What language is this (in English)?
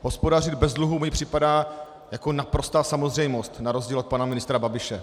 Czech